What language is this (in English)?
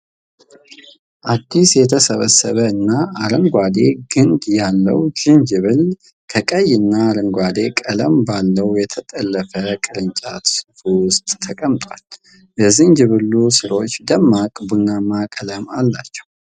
Amharic